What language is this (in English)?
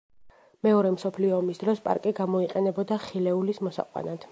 Georgian